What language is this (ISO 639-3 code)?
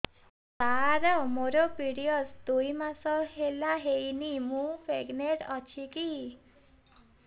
ori